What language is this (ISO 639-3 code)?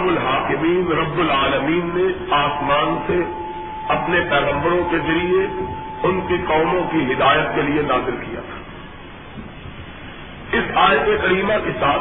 urd